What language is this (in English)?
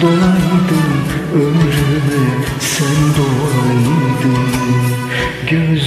Turkish